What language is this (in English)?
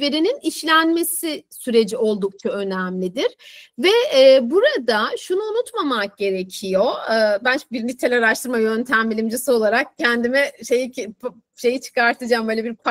Turkish